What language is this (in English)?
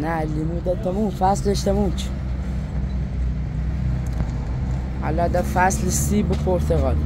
Persian